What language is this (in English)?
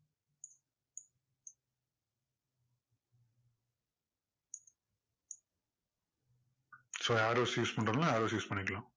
Tamil